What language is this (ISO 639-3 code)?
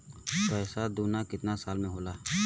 bho